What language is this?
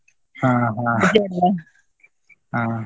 Kannada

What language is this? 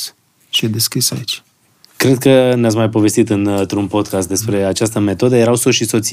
Romanian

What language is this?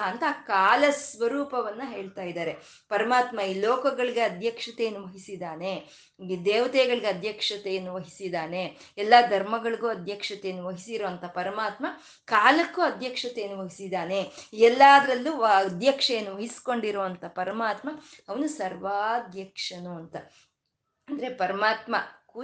Kannada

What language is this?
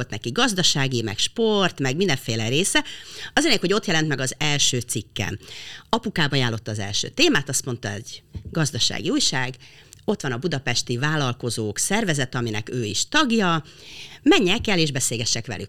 Hungarian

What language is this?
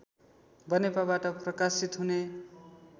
Nepali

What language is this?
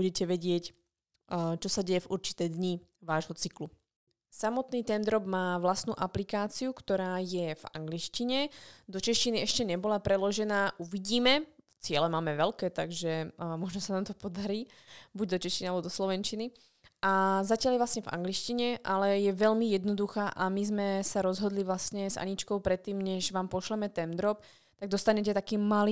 Slovak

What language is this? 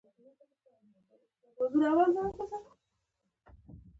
Pashto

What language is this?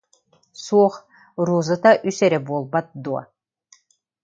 Yakut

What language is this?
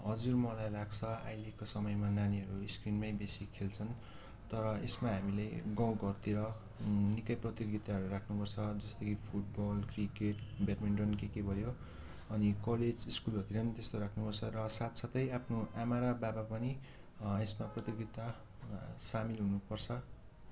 Nepali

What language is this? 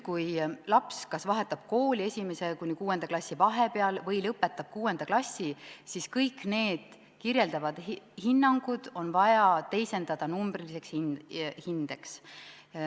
Estonian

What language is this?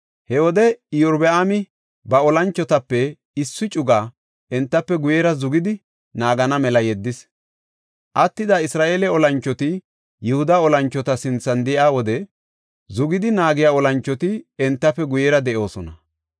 Gofa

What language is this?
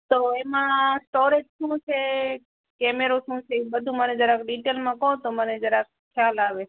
Gujarati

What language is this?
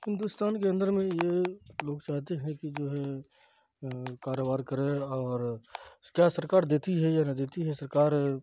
Urdu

